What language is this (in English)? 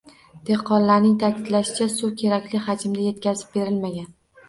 Uzbek